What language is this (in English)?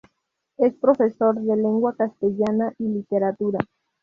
Spanish